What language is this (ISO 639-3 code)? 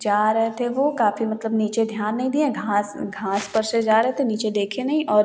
hin